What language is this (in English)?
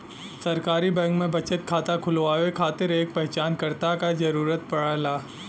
Bhojpuri